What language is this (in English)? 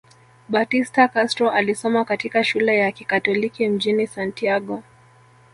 Swahili